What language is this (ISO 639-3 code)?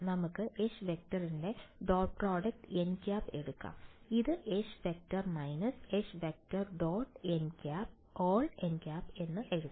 mal